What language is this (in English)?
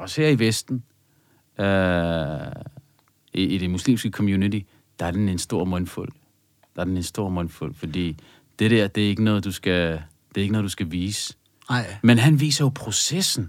Danish